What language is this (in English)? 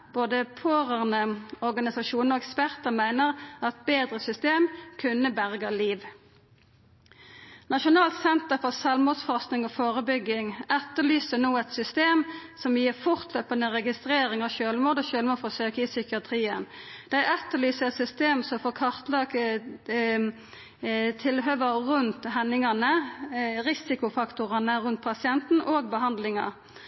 Norwegian Nynorsk